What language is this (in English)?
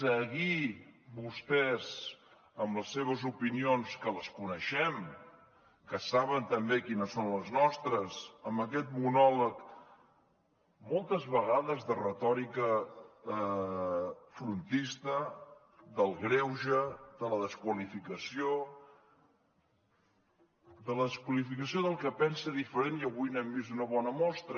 Catalan